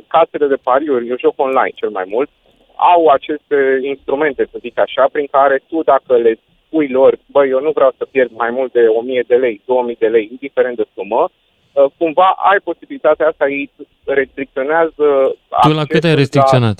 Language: Romanian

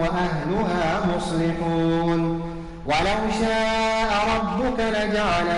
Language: Arabic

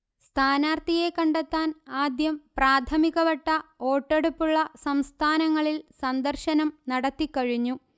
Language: Malayalam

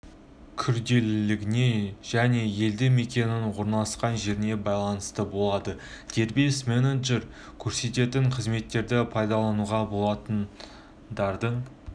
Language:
Kazakh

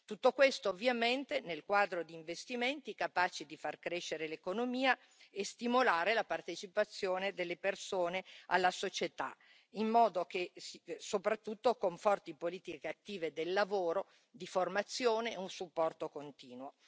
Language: Italian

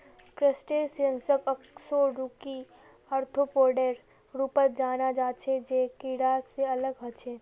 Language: Magahi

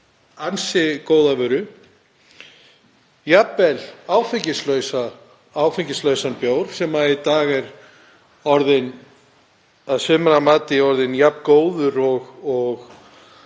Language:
Icelandic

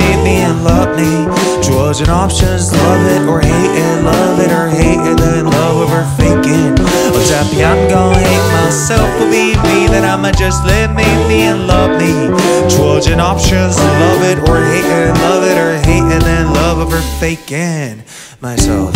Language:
Korean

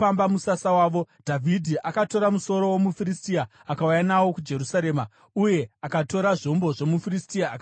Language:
Shona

